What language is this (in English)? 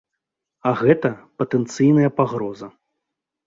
Belarusian